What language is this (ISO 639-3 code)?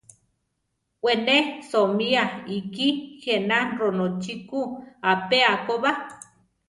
tar